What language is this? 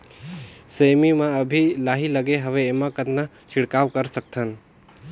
Chhattisgarhi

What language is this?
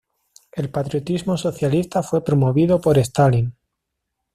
Spanish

